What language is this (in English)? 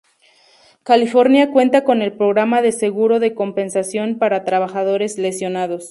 Spanish